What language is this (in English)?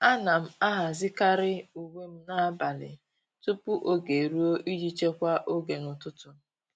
Igbo